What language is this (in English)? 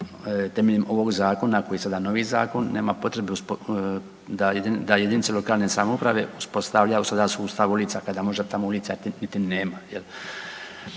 Croatian